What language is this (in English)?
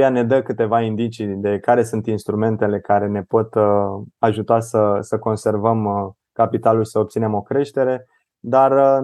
Romanian